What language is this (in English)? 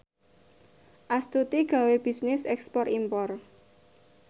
Javanese